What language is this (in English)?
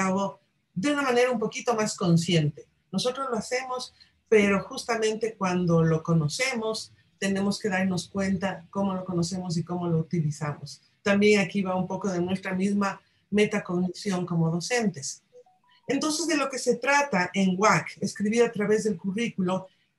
Spanish